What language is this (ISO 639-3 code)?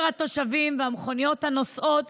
heb